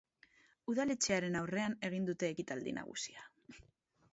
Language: Basque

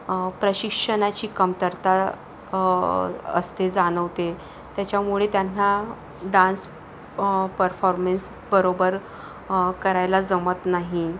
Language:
Marathi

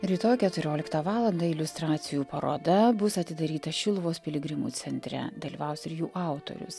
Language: Lithuanian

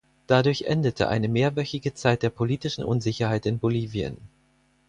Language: German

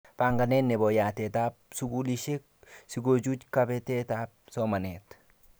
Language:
Kalenjin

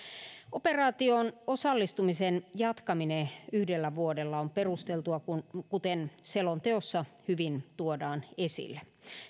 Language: Finnish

